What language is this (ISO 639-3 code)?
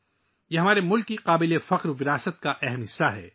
urd